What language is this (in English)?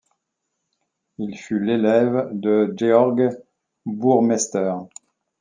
French